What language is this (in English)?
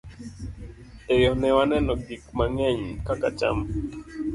Luo (Kenya and Tanzania)